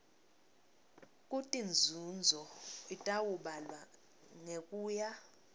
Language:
Swati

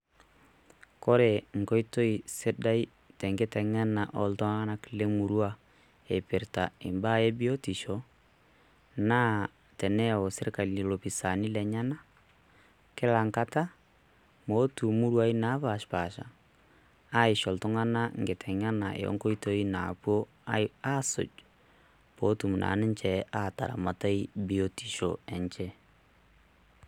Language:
Masai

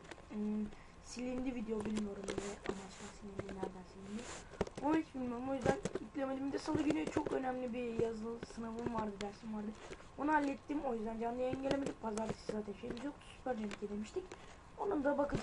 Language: Turkish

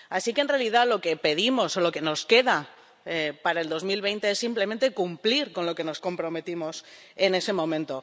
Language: Spanish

